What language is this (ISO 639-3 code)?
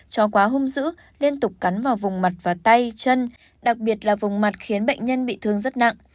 vie